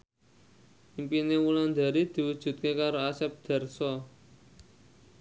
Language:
Javanese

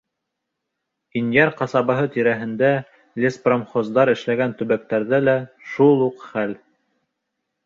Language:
Bashkir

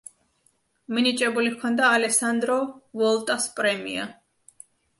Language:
Georgian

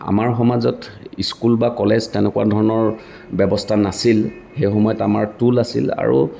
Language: Assamese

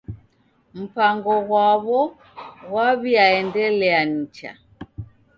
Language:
Taita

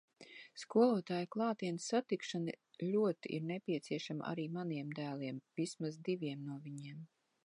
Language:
Latvian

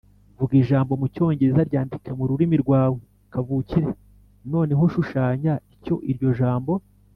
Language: Kinyarwanda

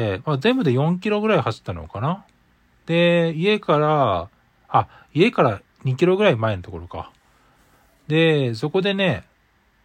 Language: Japanese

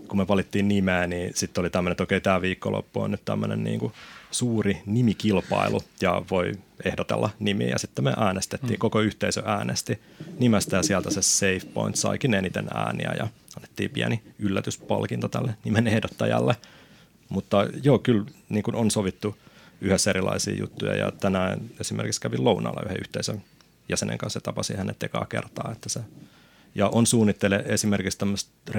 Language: Finnish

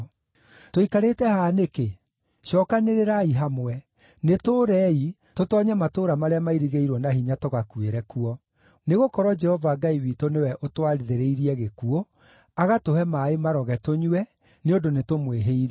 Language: Kikuyu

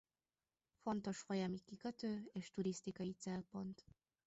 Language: Hungarian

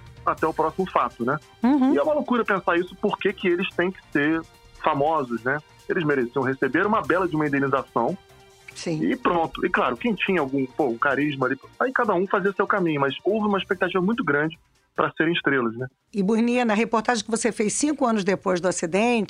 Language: Portuguese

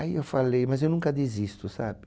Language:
Portuguese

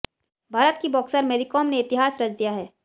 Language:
Hindi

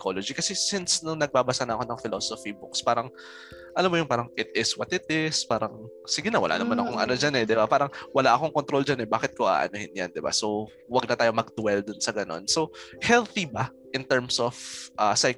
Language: Filipino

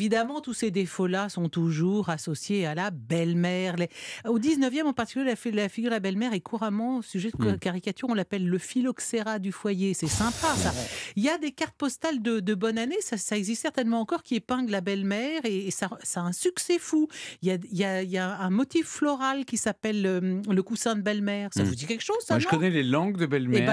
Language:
French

